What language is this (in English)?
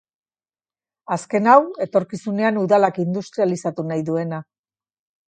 Basque